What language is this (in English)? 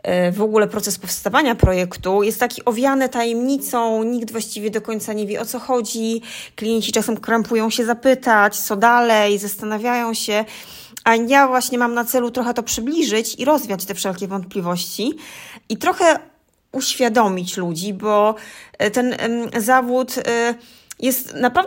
Polish